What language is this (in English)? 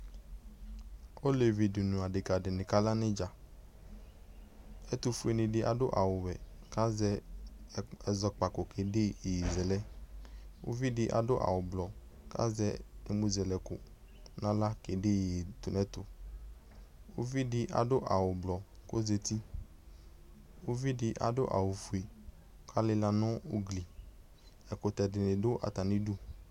Ikposo